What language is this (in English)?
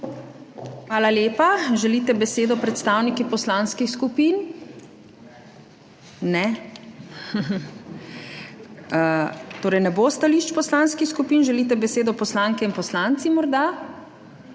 Slovenian